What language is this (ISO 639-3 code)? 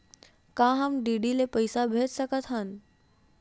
hne